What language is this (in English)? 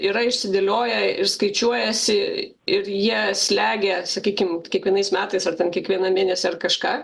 Lithuanian